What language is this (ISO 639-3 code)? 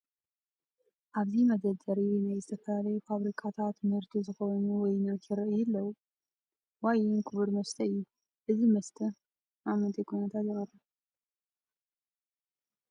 tir